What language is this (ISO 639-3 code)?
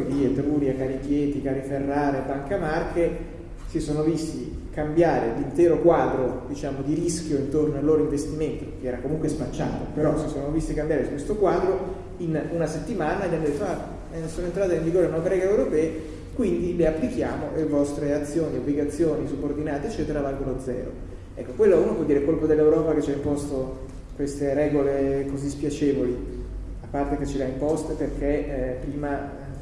ita